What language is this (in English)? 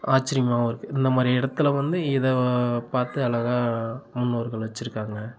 Tamil